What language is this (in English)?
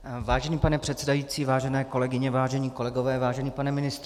Czech